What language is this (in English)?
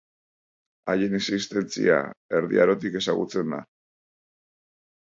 Basque